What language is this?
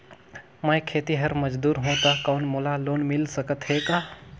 Chhattisgarhi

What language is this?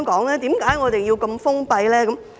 Cantonese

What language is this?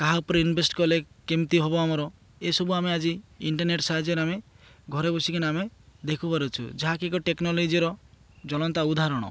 Odia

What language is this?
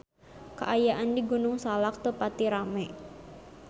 Sundanese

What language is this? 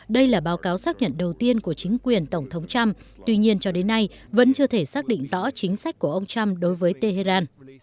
Vietnamese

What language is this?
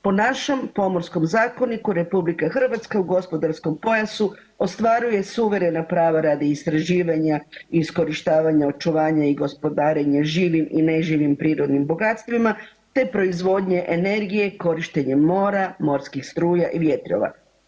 Croatian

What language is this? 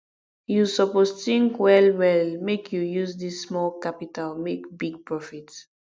Nigerian Pidgin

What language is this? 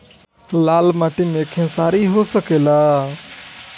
Bhojpuri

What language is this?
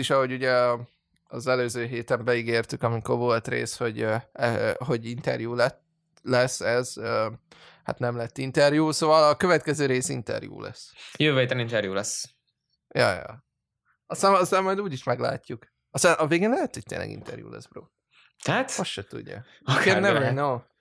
Hungarian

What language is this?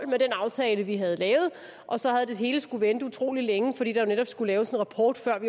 Danish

